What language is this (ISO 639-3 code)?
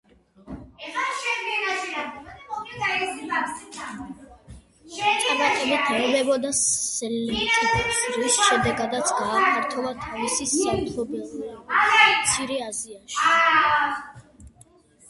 kat